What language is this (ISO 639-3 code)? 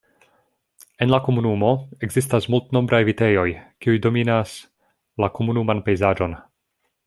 epo